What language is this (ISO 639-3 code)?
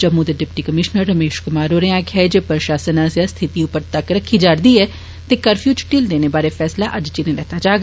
doi